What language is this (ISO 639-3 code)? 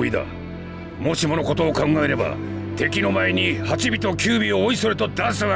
jpn